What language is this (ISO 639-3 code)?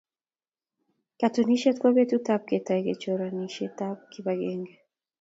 kln